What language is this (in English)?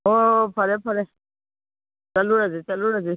Manipuri